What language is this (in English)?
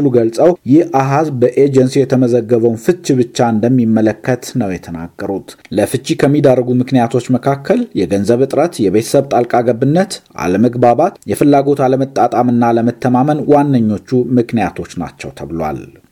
Amharic